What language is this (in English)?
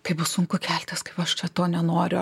Lithuanian